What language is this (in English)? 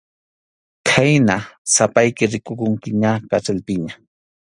Arequipa-La Unión Quechua